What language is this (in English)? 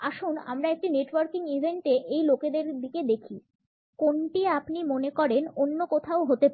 Bangla